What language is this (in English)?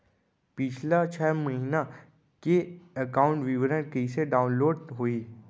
Chhattisgarhi